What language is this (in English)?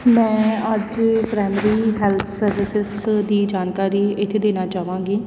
Punjabi